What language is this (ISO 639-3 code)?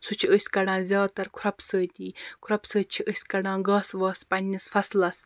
kas